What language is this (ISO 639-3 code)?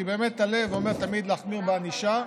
heb